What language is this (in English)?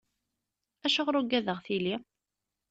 Kabyle